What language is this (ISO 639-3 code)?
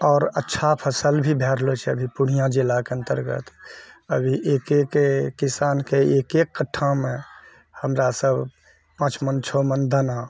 mai